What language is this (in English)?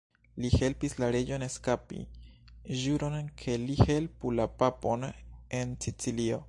Esperanto